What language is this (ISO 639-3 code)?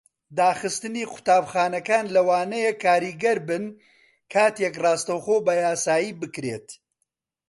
ckb